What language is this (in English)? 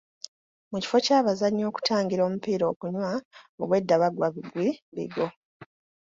Ganda